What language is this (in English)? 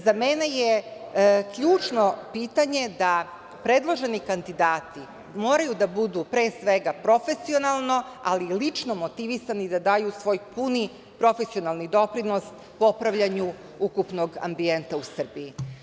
Serbian